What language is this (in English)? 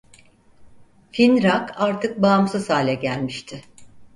Turkish